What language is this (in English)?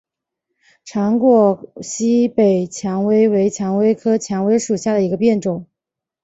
Chinese